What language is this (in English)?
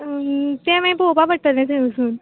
Konkani